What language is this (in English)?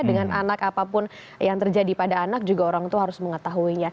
Indonesian